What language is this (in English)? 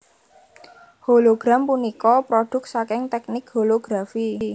Javanese